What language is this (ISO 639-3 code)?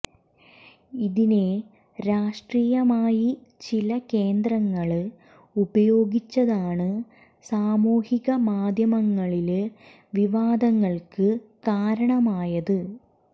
mal